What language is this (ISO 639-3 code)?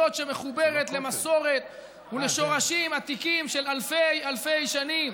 heb